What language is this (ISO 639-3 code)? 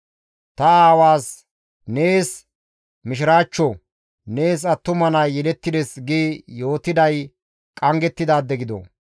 gmv